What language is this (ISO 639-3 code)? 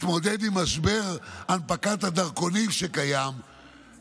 heb